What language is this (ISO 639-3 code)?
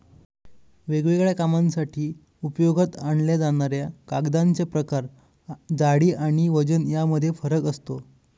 mar